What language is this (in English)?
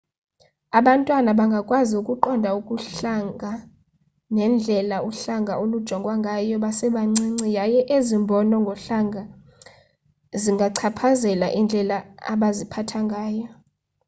Xhosa